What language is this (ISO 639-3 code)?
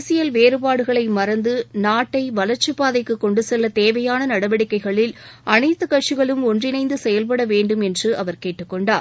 tam